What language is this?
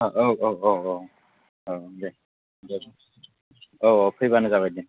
Bodo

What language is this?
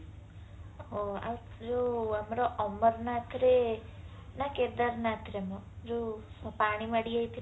Odia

